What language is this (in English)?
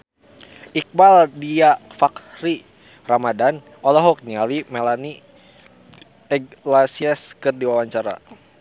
Sundanese